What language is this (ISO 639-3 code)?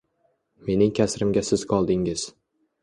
uzb